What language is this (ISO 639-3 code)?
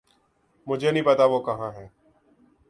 urd